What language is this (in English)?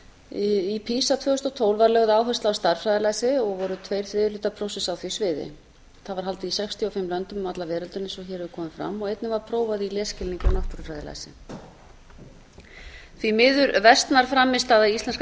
Icelandic